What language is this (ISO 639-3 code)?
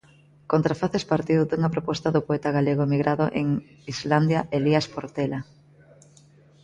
glg